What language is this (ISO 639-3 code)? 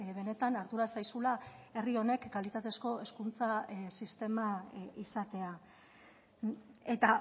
eus